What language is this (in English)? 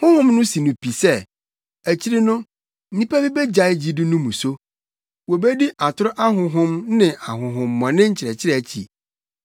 Akan